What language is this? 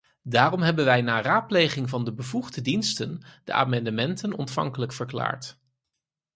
Dutch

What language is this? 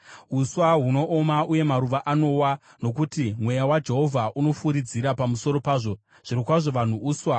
Shona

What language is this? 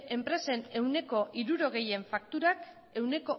Basque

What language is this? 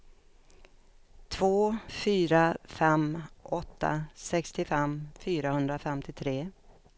Swedish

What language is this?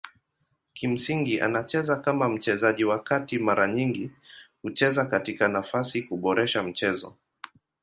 Swahili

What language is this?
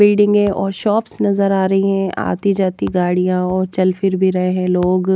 Hindi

